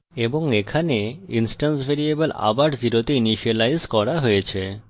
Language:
Bangla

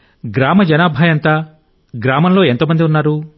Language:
Telugu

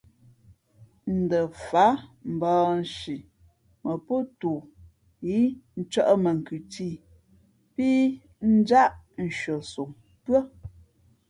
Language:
Fe'fe'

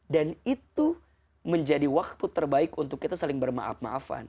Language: Indonesian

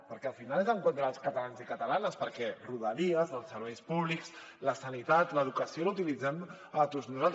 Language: Catalan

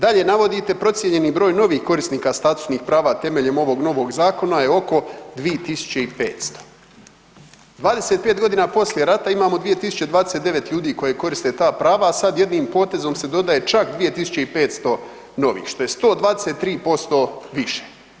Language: Croatian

